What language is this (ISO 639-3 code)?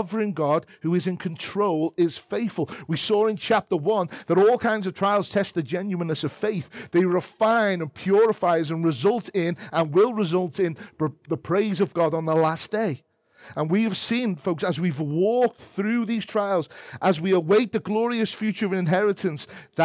eng